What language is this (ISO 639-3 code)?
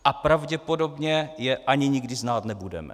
ces